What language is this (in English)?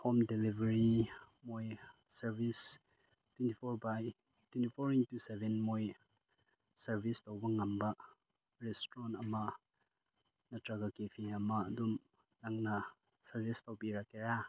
Manipuri